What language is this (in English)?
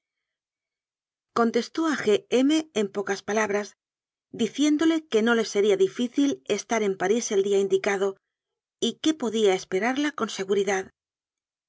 Spanish